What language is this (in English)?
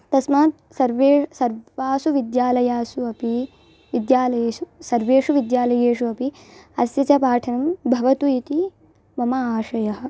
Sanskrit